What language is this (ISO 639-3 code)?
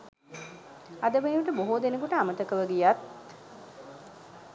sin